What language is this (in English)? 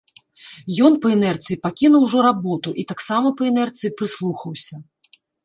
Belarusian